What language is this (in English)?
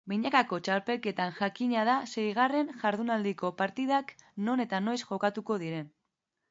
Basque